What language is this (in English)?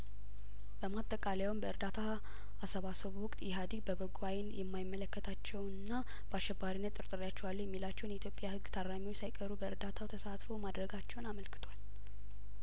Amharic